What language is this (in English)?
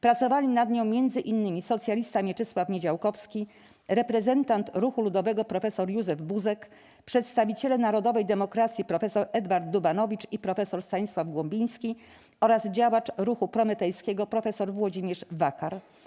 Polish